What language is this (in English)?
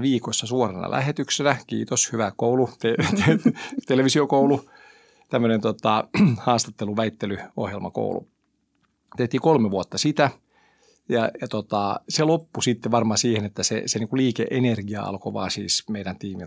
Finnish